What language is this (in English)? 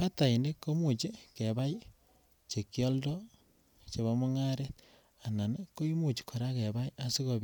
Kalenjin